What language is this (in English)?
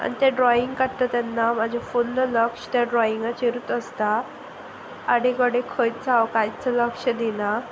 Konkani